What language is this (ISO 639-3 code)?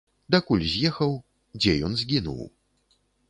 bel